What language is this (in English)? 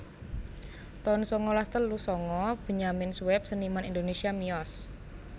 Javanese